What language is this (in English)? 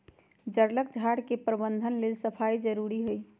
Magahi